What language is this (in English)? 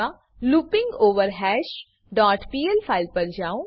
Gujarati